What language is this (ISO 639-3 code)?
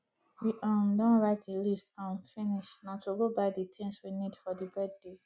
pcm